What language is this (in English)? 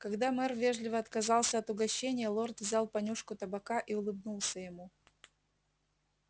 Russian